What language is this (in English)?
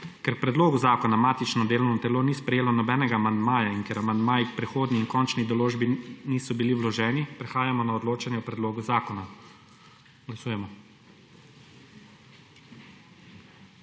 Slovenian